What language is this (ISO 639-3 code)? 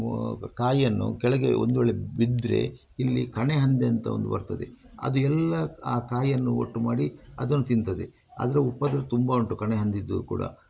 kan